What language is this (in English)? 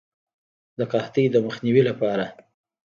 Pashto